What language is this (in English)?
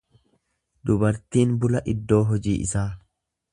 Oromo